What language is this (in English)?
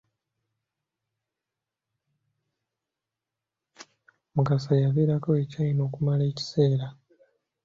Ganda